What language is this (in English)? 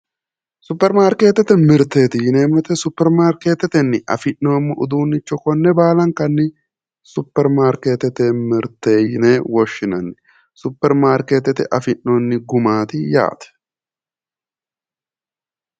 Sidamo